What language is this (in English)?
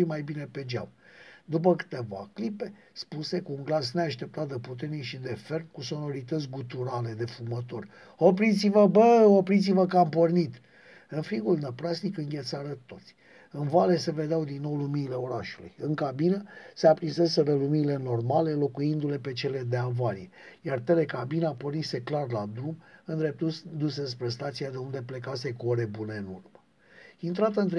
Romanian